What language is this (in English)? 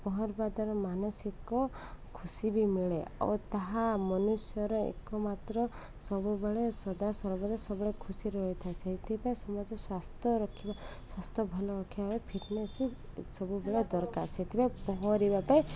Odia